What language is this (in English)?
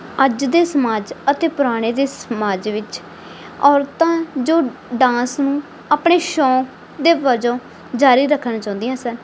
Punjabi